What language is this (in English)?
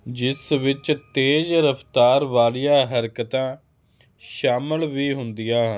Punjabi